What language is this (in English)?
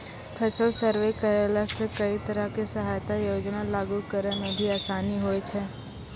Maithili